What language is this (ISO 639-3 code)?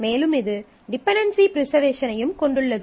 tam